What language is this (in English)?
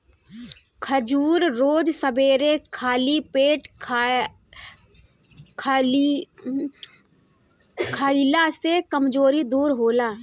Bhojpuri